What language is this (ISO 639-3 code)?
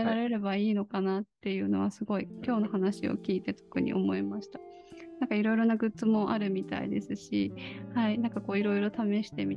jpn